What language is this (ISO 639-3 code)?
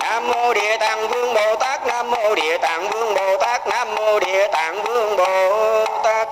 vie